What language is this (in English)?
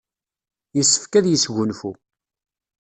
Kabyle